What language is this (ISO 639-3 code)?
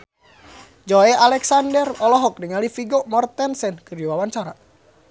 sun